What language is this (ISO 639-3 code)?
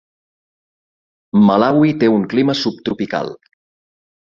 cat